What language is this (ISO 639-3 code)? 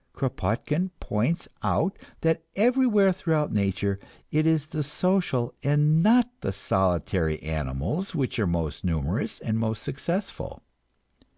eng